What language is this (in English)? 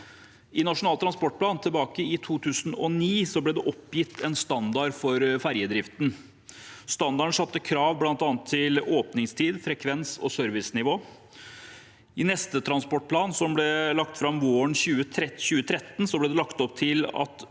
Norwegian